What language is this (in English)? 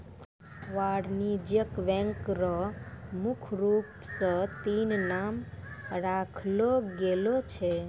Maithili